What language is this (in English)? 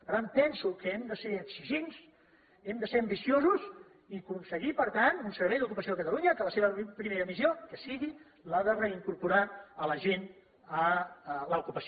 Catalan